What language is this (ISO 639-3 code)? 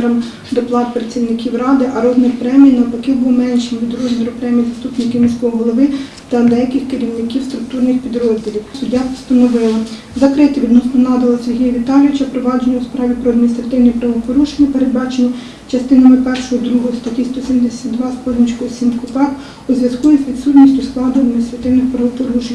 ukr